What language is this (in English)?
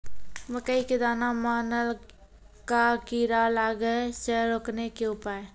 Maithili